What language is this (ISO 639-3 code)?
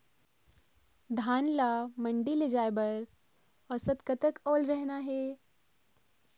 hne